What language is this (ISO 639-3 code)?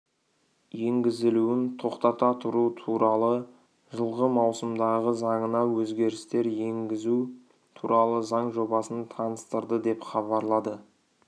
kaz